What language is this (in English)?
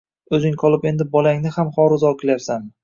Uzbek